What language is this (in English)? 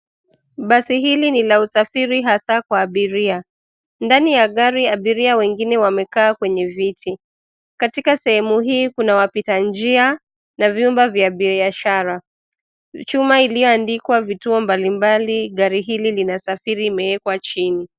Swahili